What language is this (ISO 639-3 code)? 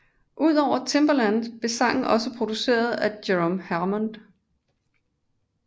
dan